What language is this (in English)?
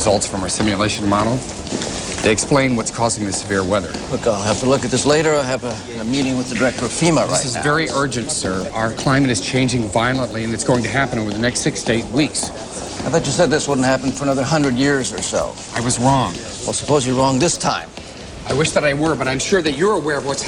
Dutch